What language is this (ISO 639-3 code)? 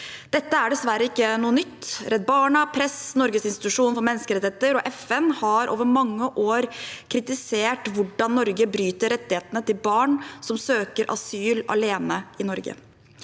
nor